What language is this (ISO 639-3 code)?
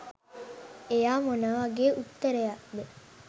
sin